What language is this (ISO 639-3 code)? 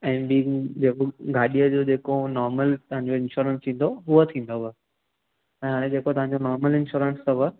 snd